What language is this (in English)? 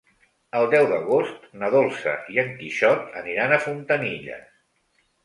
Catalan